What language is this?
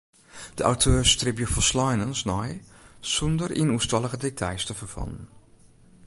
Western Frisian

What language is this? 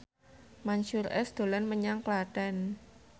Javanese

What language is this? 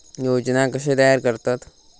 Marathi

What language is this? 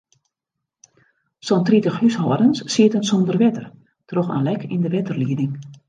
Western Frisian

